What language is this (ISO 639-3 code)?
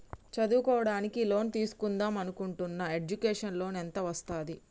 tel